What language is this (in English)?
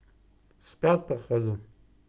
Russian